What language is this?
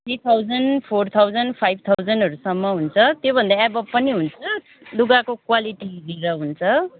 Nepali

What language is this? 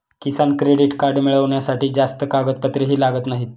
Marathi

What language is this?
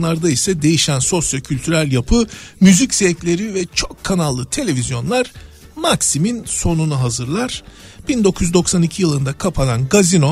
Turkish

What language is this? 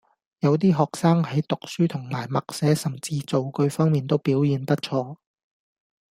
Cantonese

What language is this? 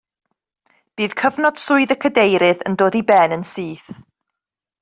Welsh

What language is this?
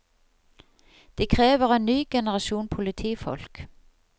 Norwegian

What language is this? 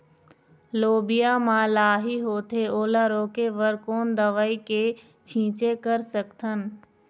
Chhattisgarhi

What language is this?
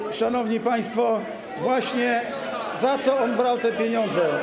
Polish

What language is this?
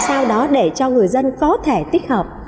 Vietnamese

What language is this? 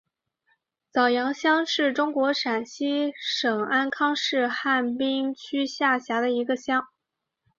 Chinese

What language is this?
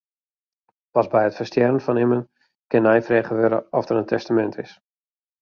Western Frisian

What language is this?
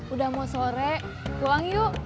Indonesian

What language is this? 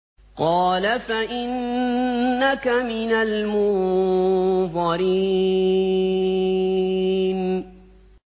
Arabic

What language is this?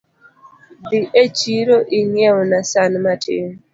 Luo (Kenya and Tanzania)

